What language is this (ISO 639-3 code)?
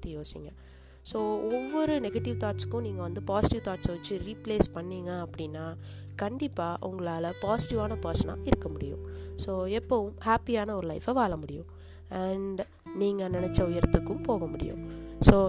tam